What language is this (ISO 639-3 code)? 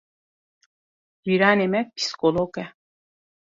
kur